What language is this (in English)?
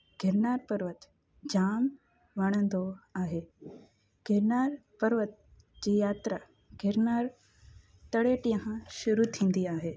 Sindhi